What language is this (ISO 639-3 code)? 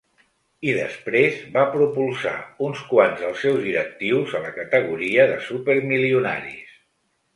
cat